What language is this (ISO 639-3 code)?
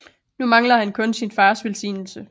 dan